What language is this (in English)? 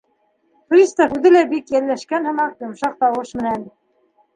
Bashkir